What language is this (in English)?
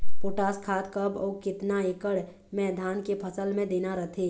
Chhattisgarhi